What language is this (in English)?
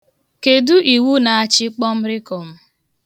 Igbo